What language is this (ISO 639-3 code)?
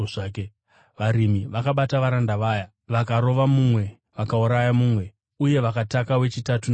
sna